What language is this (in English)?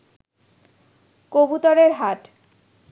Bangla